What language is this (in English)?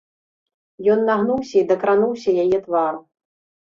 Belarusian